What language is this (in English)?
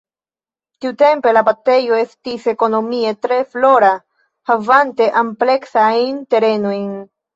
Esperanto